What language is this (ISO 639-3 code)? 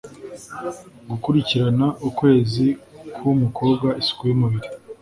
kin